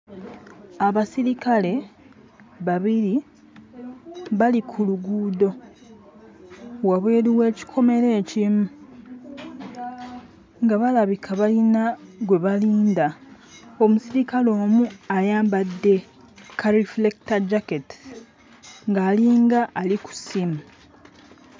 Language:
Ganda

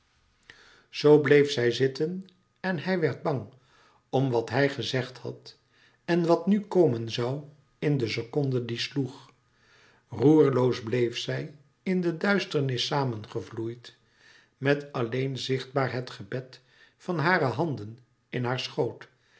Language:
Dutch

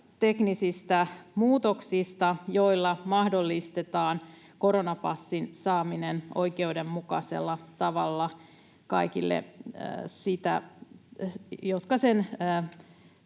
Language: Finnish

